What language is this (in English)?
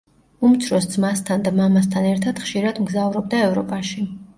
Georgian